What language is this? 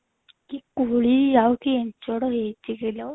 Odia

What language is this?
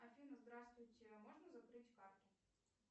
Russian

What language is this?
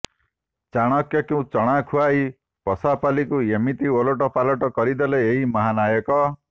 Odia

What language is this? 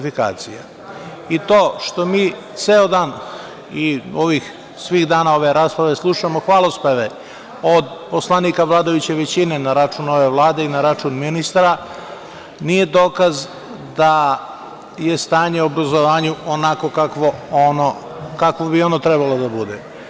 Serbian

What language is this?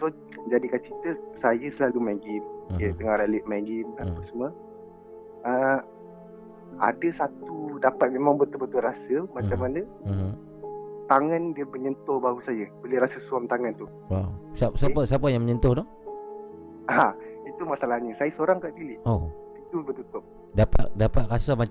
Malay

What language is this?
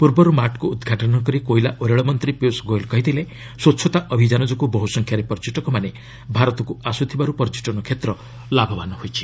Odia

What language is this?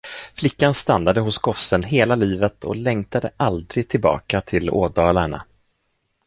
Swedish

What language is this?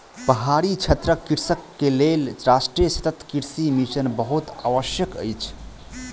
Maithili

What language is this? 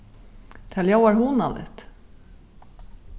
Faroese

